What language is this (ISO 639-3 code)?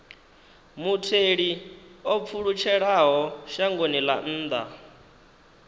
ven